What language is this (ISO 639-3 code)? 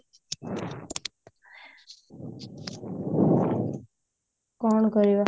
ori